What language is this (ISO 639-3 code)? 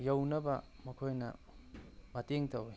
mni